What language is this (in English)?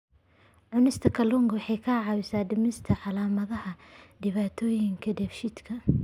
Somali